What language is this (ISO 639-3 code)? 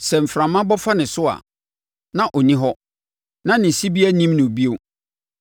aka